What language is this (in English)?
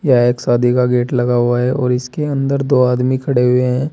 Hindi